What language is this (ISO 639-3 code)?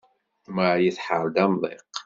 kab